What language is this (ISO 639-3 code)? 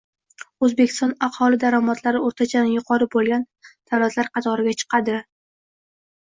uzb